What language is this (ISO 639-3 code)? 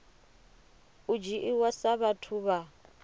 ven